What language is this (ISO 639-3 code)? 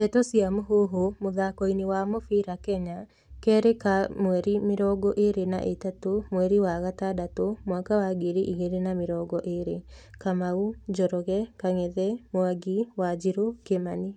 kik